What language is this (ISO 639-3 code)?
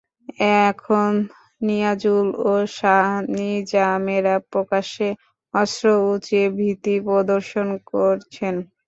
ben